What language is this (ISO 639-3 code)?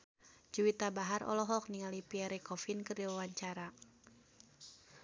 sun